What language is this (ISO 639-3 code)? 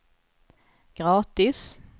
swe